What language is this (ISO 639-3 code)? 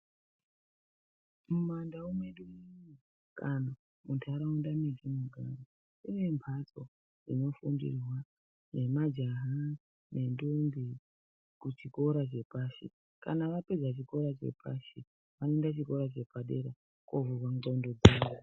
ndc